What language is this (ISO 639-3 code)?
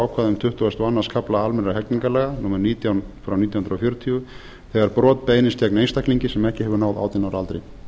isl